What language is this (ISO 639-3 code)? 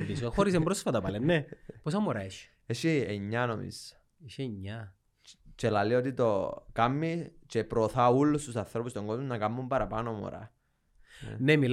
ell